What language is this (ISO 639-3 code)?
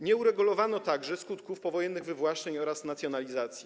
pol